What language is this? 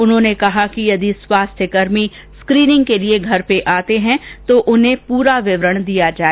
Hindi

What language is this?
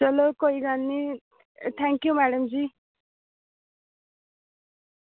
Dogri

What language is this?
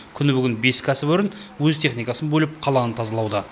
Kazakh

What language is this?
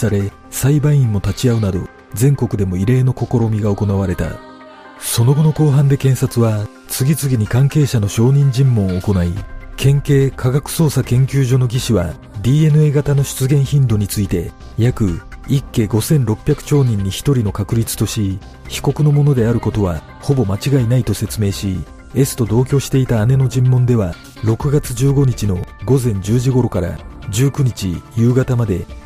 Japanese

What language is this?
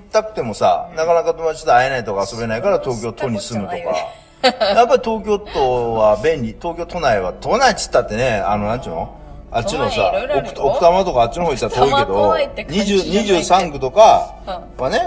Japanese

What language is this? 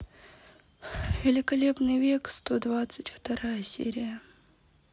Russian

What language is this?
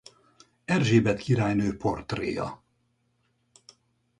Hungarian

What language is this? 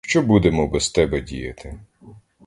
Ukrainian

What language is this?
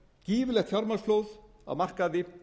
Icelandic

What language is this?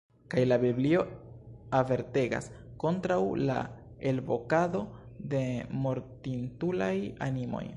Esperanto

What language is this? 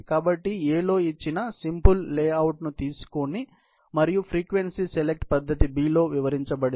Telugu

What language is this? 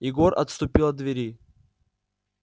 Russian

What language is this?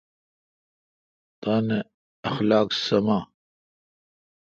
Kalkoti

